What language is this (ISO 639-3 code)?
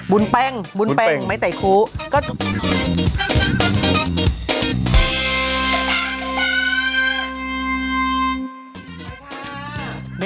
tha